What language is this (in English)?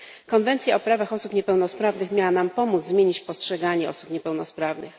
Polish